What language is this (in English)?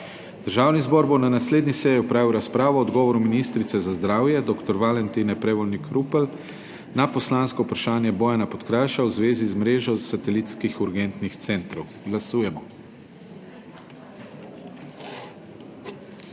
Slovenian